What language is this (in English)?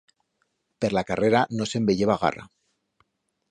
Aragonese